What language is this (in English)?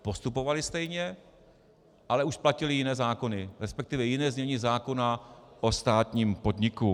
Czech